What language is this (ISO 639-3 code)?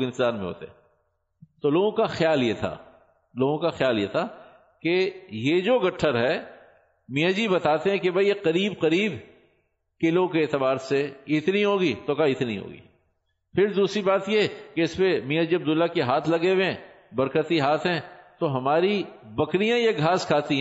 urd